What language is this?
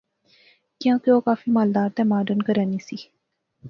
Pahari-Potwari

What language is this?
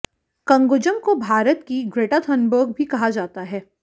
Hindi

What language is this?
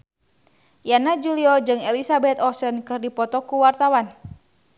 Sundanese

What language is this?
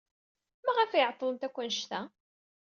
Kabyle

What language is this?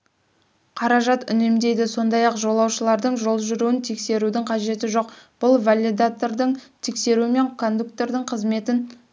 Kazakh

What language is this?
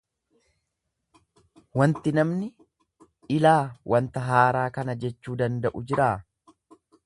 Oromo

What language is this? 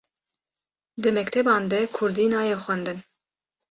Kurdish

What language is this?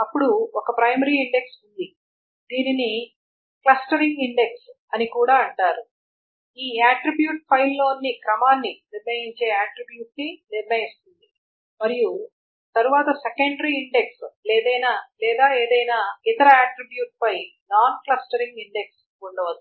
Telugu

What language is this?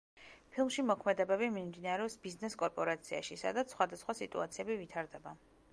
Georgian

